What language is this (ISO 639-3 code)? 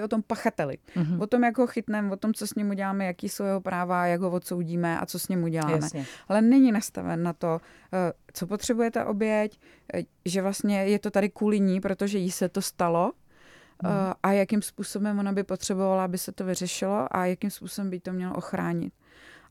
ces